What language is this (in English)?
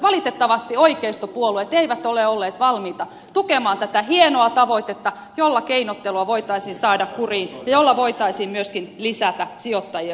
Finnish